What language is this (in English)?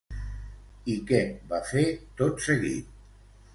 Catalan